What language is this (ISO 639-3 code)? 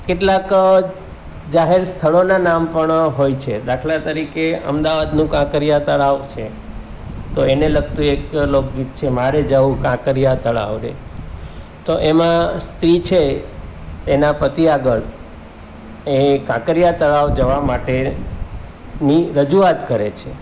guj